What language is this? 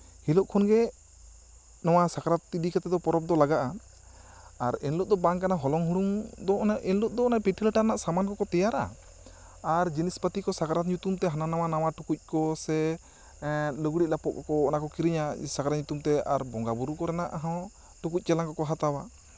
Santali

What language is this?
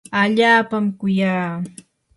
Yanahuanca Pasco Quechua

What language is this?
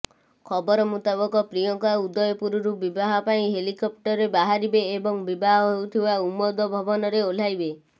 Odia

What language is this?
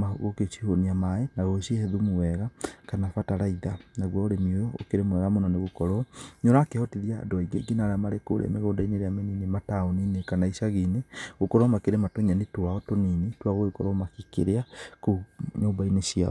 Kikuyu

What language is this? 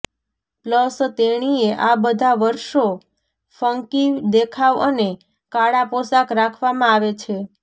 Gujarati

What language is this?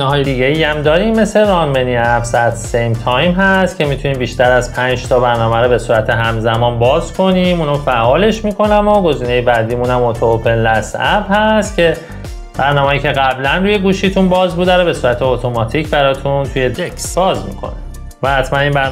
Persian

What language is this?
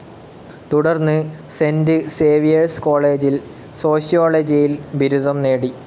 Malayalam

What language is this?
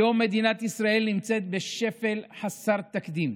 Hebrew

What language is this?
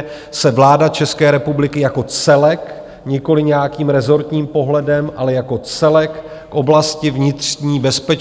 Czech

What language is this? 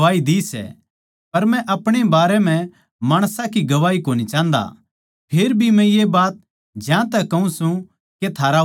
Haryanvi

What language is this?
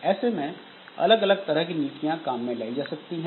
Hindi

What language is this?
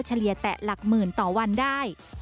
Thai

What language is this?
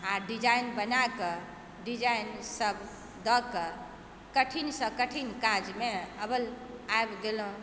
Maithili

